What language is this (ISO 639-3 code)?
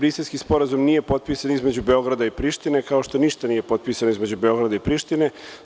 srp